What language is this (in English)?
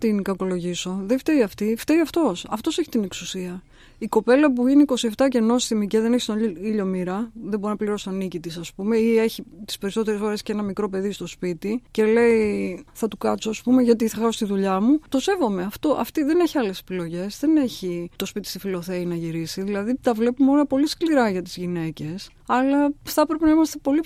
Greek